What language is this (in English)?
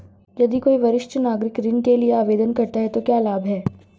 Hindi